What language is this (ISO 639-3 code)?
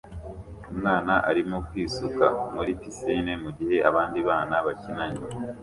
kin